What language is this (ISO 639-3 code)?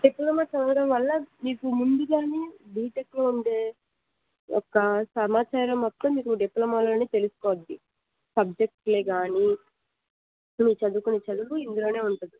tel